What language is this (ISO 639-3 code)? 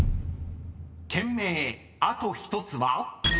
jpn